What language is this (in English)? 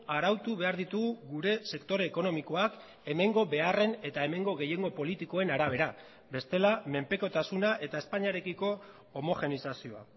Basque